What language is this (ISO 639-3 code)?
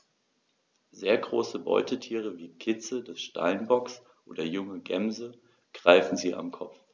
deu